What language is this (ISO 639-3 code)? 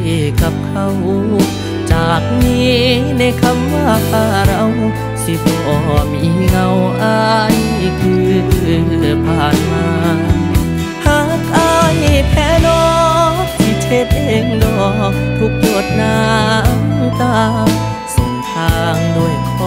tha